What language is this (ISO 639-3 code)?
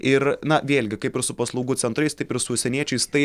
lit